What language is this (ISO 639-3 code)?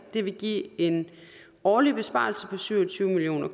dan